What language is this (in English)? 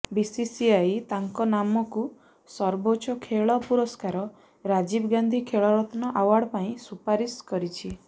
Odia